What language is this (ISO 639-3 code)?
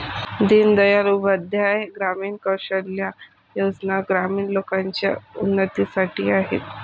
mar